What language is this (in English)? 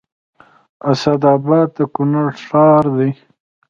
Pashto